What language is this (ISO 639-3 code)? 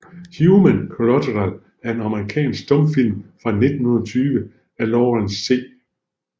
dan